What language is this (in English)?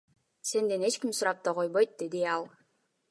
Kyrgyz